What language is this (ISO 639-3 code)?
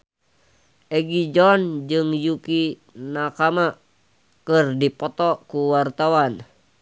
sun